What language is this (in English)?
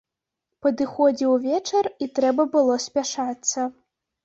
Belarusian